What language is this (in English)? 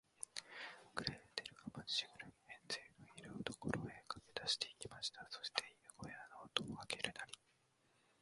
Japanese